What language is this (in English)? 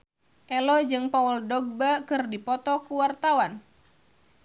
Sundanese